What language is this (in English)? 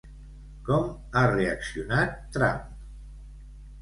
Catalan